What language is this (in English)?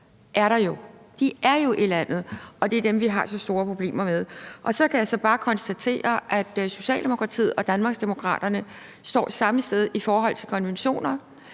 Danish